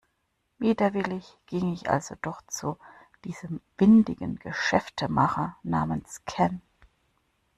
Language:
German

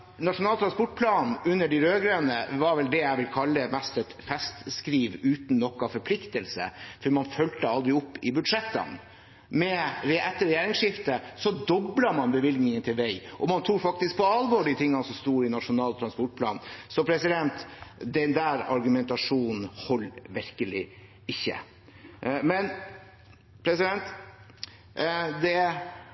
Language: Norwegian Bokmål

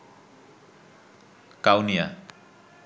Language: Bangla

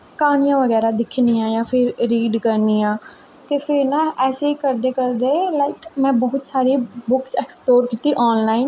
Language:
Dogri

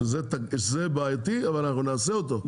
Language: Hebrew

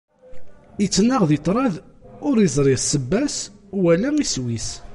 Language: Kabyle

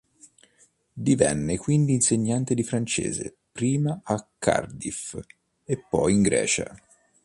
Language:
Italian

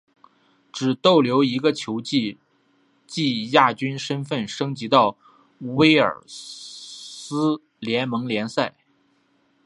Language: Chinese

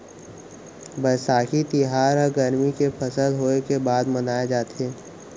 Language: Chhattisgarhi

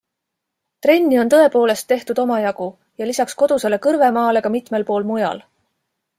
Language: Estonian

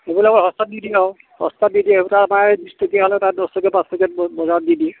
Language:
Assamese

